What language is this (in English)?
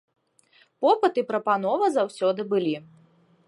Belarusian